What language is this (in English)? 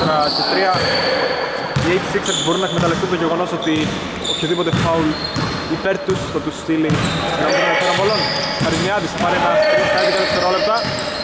Greek